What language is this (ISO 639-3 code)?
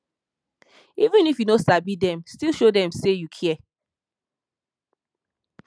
pcm